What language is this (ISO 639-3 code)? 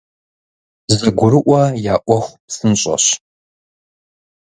kbd